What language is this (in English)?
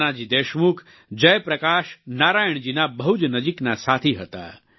Gujarati